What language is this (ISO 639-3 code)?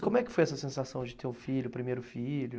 por